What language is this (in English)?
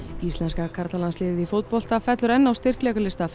Icelandic